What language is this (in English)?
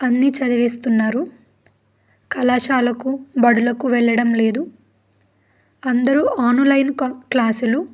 Telugu